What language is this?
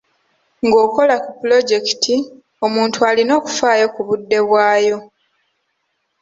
Ganda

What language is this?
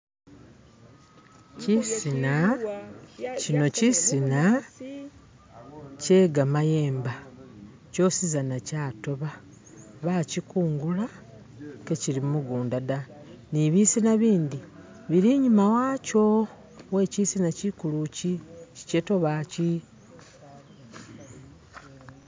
Masaaba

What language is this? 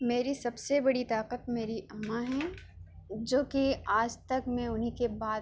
Urdu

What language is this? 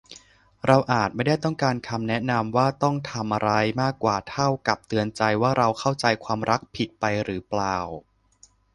Thai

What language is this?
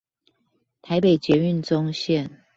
Chinese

